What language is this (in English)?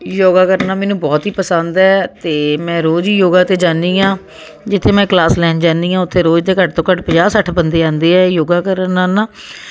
Punjabi